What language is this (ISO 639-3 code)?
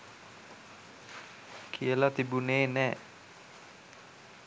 sin